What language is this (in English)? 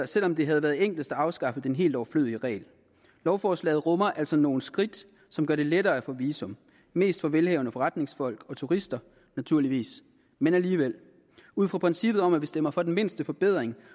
Danish